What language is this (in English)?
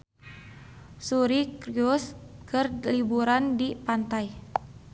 Sundanese